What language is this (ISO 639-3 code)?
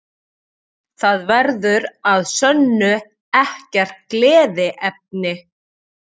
isl